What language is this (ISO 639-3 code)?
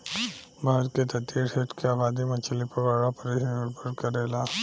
bho